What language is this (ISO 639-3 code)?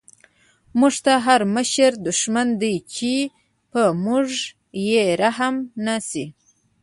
pus